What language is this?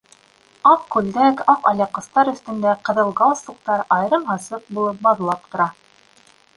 Bashkir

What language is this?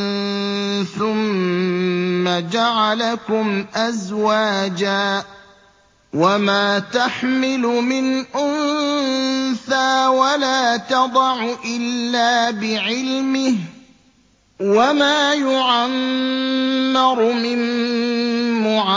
Arabic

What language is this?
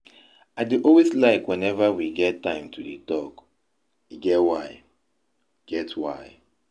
Nigerian Pidgin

